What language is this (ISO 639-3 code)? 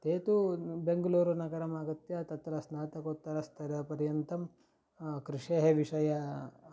san